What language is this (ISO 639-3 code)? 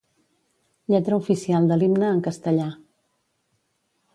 cat